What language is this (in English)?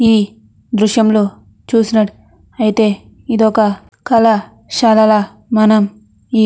Telugu